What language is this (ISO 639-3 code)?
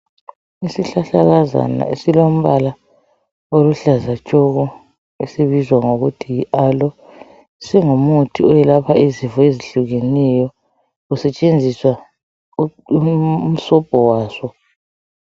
nde